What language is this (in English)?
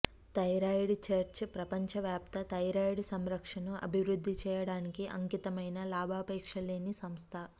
Telugu